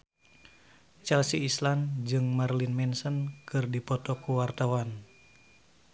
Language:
Sundanese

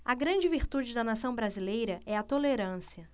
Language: Portuguese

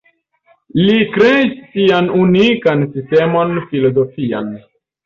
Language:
Esperanto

